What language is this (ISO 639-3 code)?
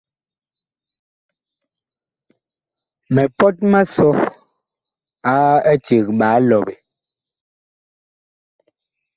bkh